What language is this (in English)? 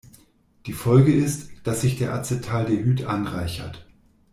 German